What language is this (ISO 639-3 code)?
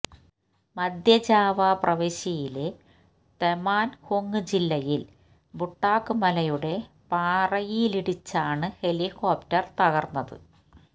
mal